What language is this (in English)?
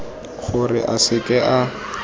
Tswana